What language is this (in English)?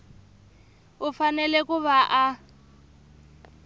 Tsonga